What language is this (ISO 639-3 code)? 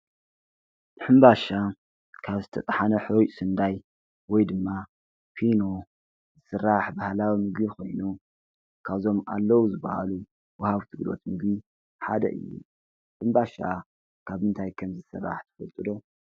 tir